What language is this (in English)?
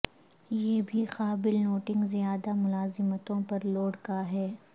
Urdu